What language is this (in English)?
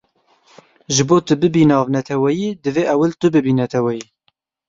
Kurdish